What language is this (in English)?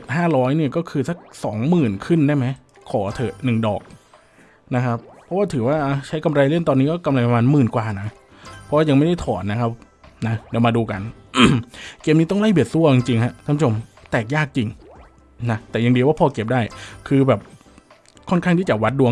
Thai